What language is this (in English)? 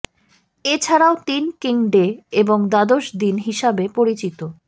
Bangla